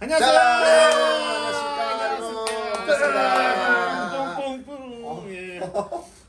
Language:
Korean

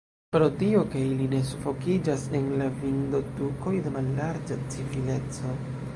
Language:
Esperanto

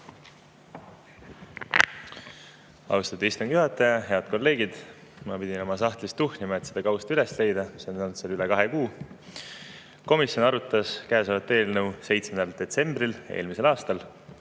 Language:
Estonian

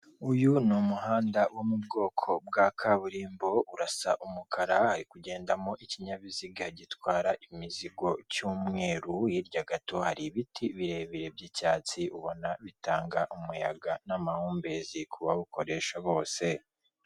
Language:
Kinyarwanda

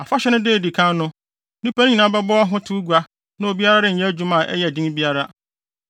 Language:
Akan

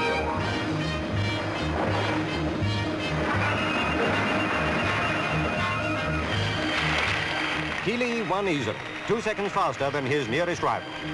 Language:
English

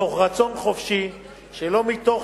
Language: Hebrew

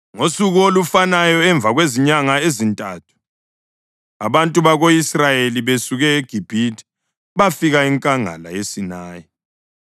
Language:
North Ndebele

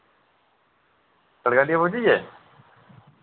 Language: Dogri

